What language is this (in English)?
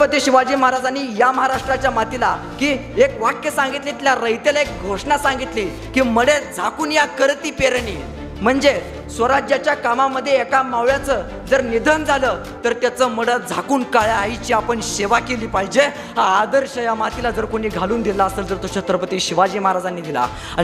Marathi